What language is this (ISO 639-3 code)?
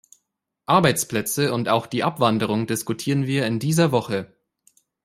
deu